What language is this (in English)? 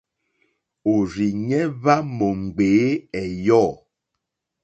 Mokpwe